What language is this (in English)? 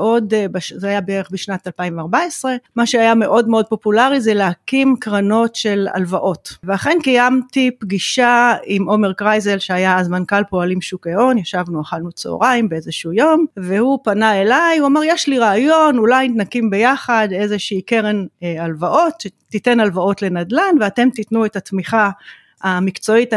Hebrew